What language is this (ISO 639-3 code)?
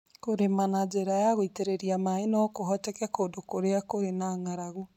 kik